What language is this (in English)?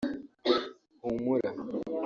Kinyarwanda